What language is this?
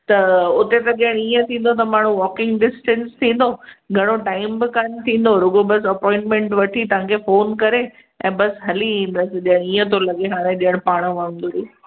Sindhi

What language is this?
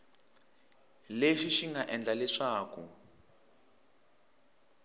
Tsonga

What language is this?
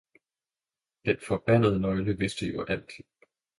Danish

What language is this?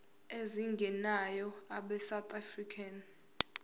Zulu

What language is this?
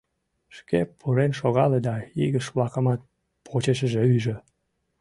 Mari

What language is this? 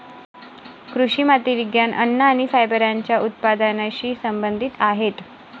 Marathi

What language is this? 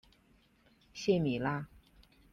Chinese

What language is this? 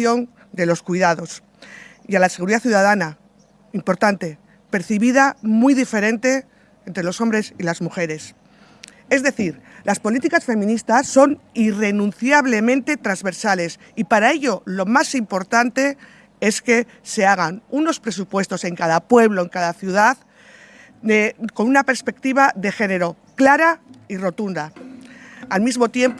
Spanish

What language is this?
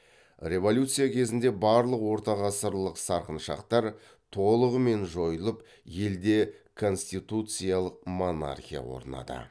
Kazakh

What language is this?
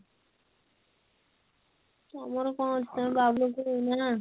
Odia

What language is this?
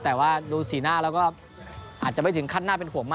Thai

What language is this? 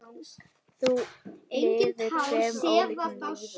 Icelandic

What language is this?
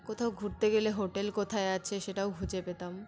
Bangla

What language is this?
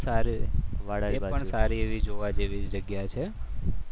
Gujarati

